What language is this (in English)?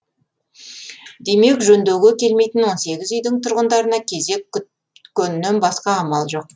Kazakh